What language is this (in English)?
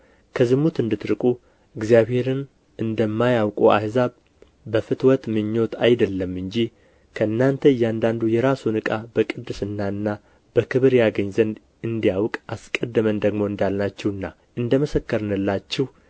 Amharic